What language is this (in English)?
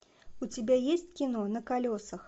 Russian